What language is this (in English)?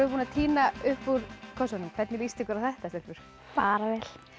Icelandic